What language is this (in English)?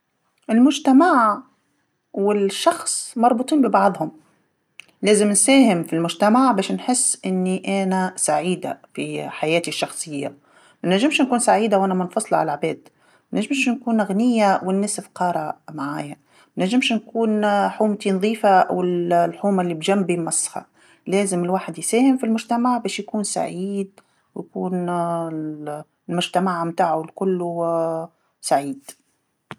Tunisian Arabic